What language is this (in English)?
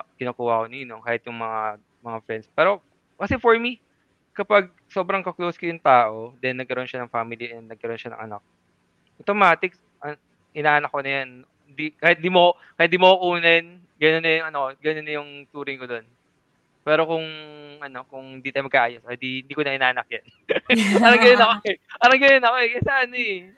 Filipino